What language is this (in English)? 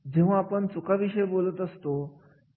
Marathi